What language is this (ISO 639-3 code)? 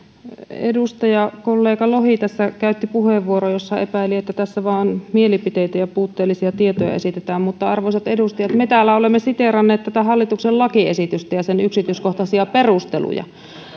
fin